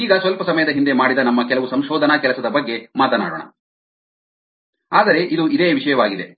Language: Kannada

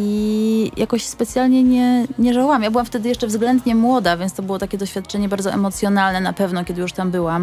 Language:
Polish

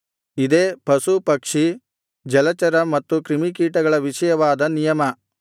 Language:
Kannada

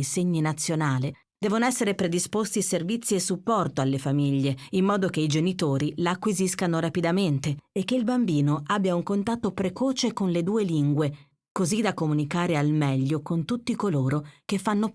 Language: Italian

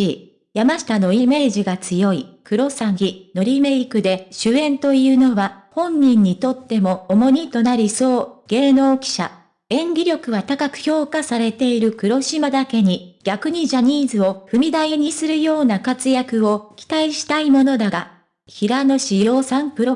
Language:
Japanese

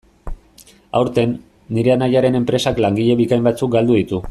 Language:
Basque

